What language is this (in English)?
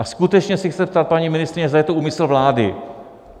Czech